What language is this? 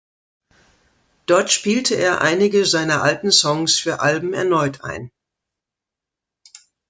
German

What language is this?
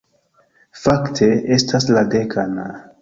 Esperanto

